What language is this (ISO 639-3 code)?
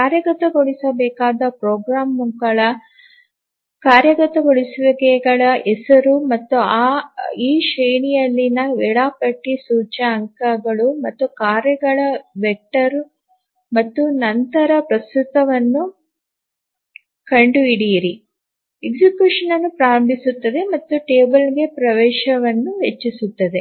kan